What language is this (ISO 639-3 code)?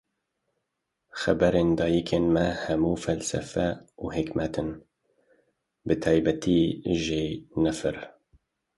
kur